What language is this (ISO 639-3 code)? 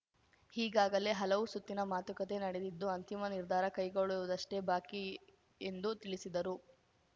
kan